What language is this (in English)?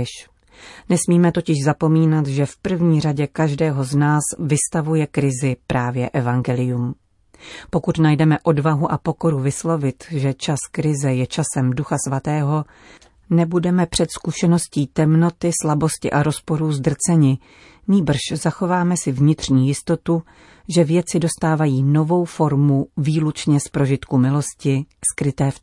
Czech